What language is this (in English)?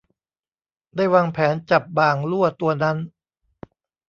Thai